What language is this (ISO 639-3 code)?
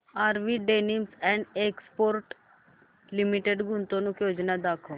mar